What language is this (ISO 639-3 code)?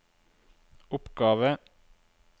nor